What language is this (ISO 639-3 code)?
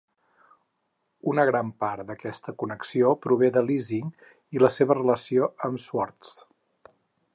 cat